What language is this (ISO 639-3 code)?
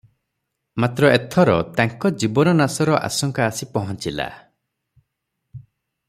ori